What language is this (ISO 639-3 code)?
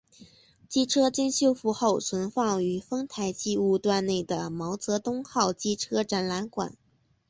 zho